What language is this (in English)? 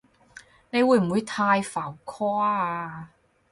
Cantonese